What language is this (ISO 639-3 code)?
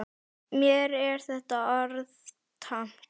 isl